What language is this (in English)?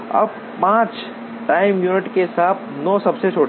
Hindi